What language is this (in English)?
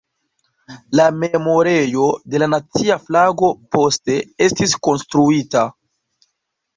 Esperanto